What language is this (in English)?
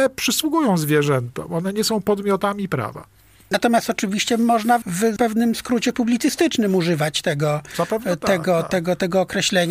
Polish